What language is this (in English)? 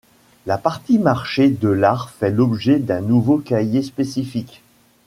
French